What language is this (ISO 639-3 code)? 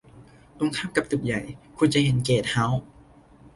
tha